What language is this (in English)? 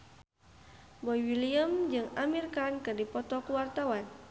Sundanese